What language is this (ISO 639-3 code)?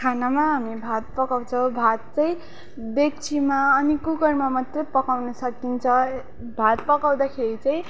nep